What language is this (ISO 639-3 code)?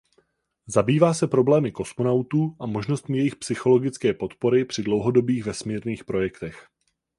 ces